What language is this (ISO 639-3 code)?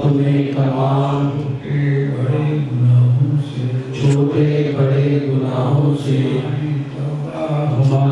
ara